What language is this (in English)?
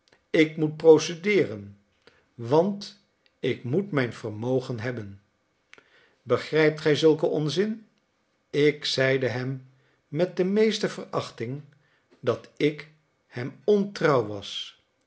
Dutch